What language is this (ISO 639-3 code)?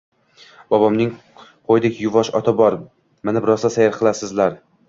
uzb